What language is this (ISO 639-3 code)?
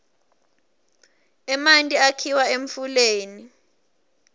ssw